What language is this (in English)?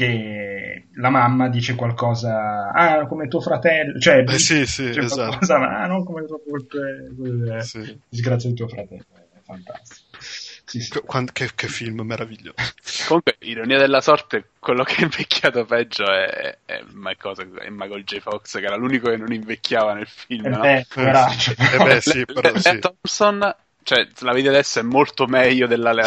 Italian